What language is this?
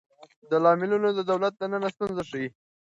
Pashto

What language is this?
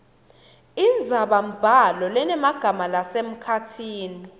Swati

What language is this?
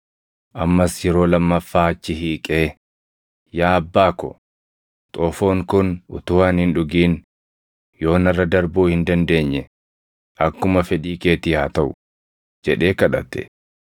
Oromo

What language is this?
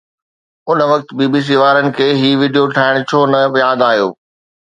Sindhi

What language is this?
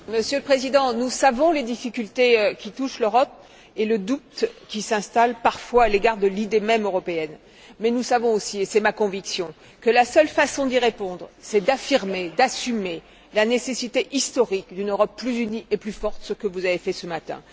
French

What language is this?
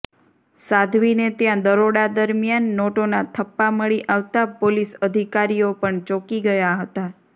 Gujarati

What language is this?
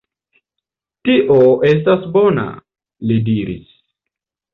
Esperanto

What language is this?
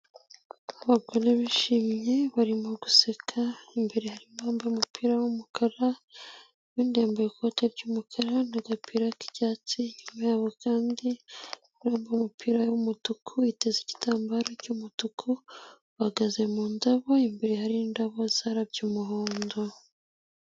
Kinyarwanda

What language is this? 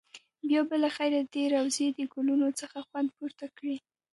Pashto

